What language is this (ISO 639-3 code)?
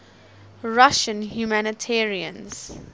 eng